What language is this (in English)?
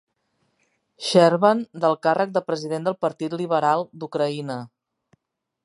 Catalan